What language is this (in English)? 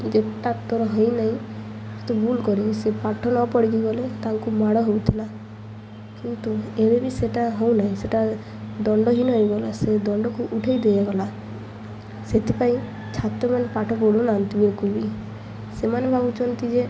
Odia